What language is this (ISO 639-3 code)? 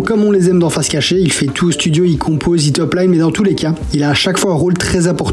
fra